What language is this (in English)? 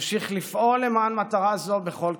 Hebrew